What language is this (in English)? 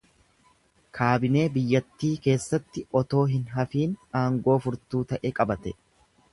Oromo